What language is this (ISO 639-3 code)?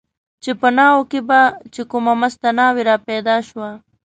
pus